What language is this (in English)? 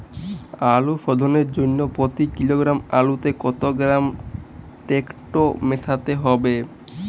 Bangla